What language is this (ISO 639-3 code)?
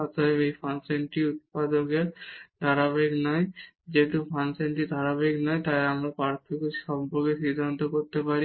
ben